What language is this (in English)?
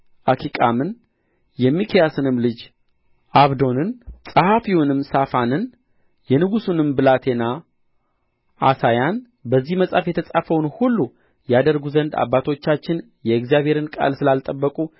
Amharic